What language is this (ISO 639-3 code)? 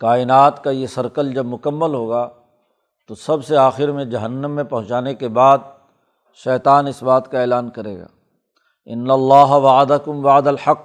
urd